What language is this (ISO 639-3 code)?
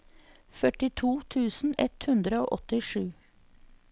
nor